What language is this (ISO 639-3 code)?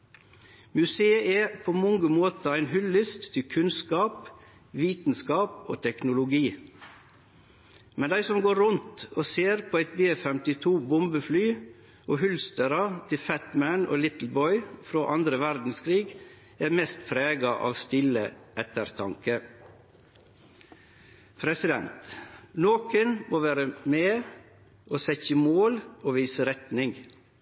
nno